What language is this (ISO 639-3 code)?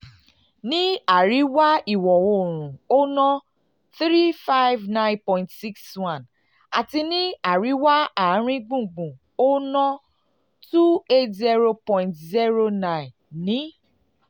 yor